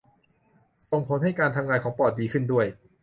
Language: Thai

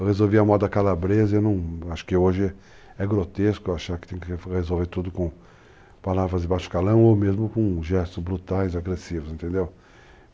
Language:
Portuguese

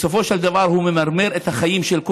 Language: Hebrew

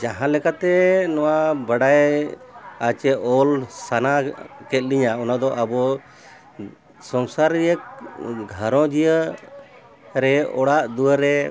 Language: Santali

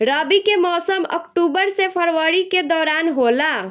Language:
Bhojpuri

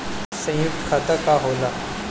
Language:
Bhojpuri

